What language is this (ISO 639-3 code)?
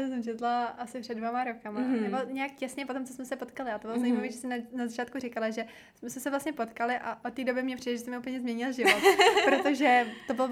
ces